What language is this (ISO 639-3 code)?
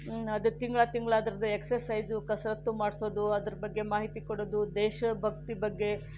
kan